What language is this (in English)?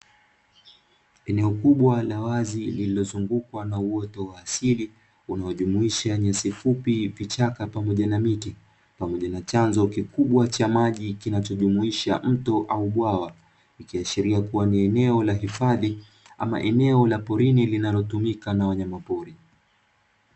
Swahili